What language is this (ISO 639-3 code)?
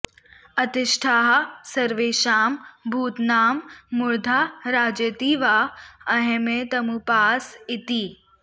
san